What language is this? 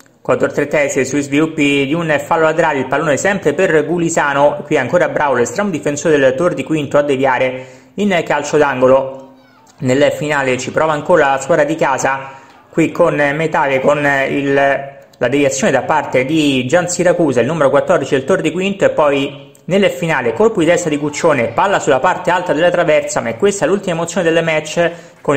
Italian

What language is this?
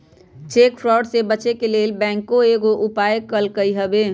Magahi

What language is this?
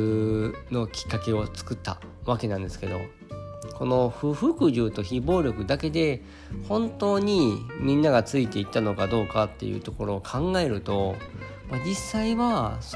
Japanese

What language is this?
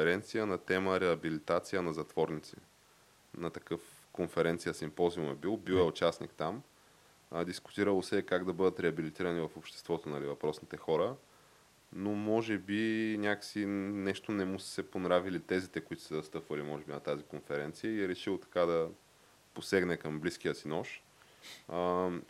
Bulgarian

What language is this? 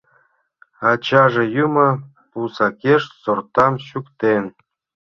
Mari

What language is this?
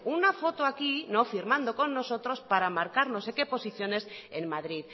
Spanish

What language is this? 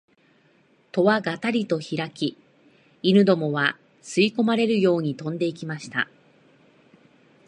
Japanese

